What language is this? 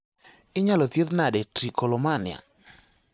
Luo (Kenya and Tanzania)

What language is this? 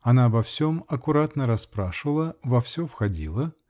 Russian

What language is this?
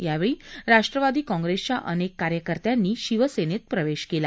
Marathi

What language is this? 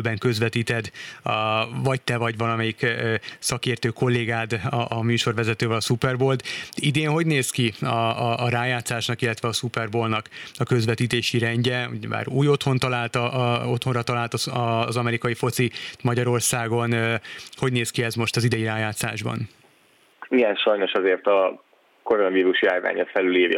Hungarian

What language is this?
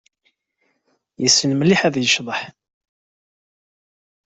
Kabyle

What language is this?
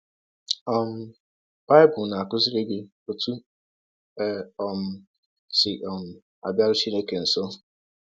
Igbo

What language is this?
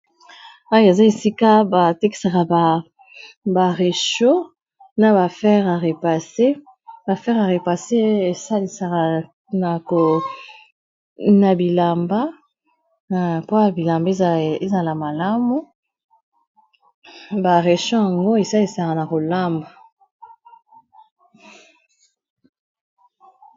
Lingala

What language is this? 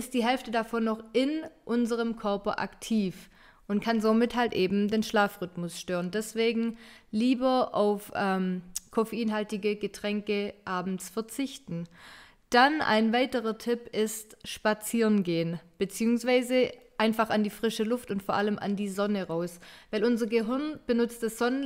German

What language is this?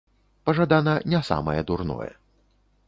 Belarusian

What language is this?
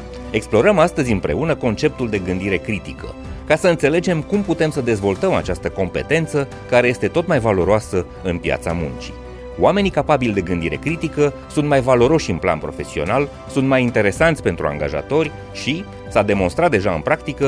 Romanian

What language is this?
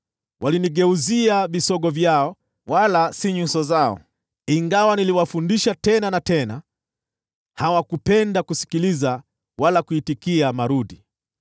Swahili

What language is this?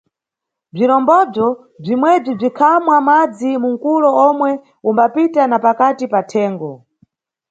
Nyungwe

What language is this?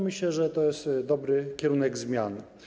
Polish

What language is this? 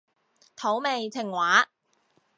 Cantonese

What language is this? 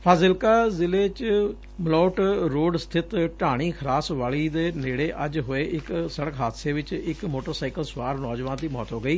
Punjabi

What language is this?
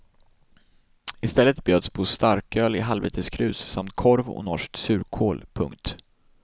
Swedish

